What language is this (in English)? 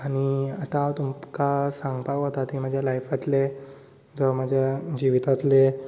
Konkani